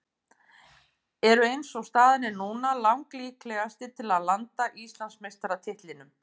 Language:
Icelandic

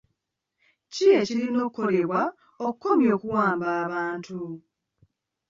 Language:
Ganda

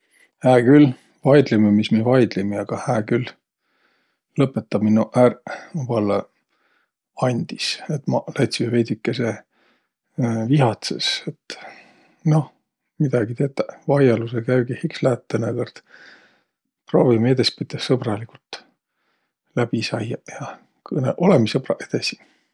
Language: Võro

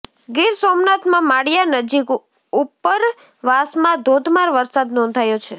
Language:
Gujarati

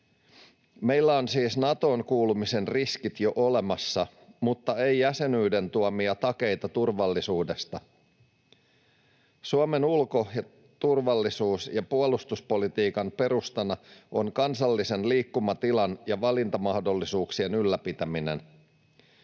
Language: Finnish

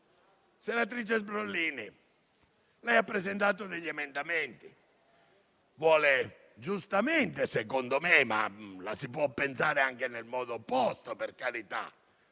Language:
Italian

